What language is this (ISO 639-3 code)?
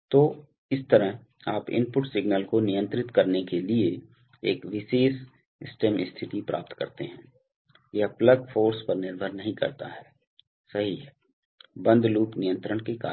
hin